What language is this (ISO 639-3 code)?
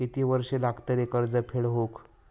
mar